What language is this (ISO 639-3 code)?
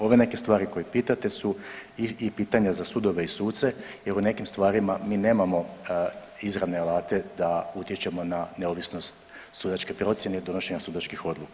hrv